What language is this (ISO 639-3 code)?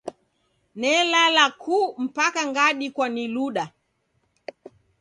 dav